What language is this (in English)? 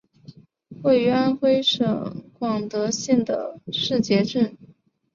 Chinese